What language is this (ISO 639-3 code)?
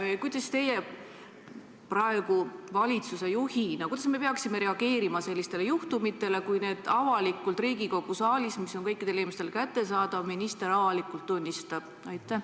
est